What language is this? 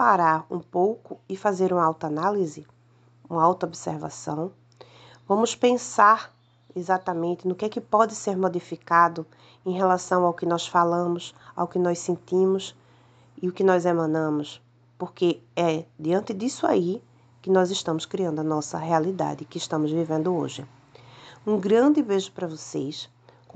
Portuguese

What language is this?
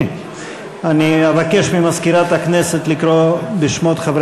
Hebrew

